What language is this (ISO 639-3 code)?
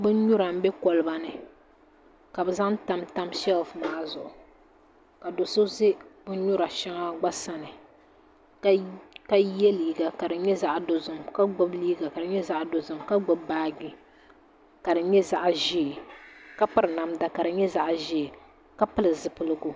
dag